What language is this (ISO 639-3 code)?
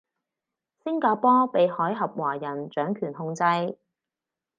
yue